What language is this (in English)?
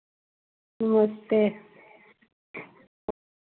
Dogri